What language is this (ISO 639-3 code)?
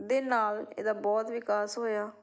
pan